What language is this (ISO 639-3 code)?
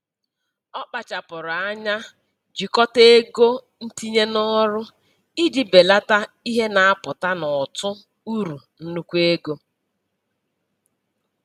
ibo